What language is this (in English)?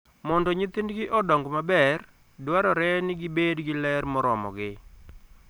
Luo (Kenya and Tanzania)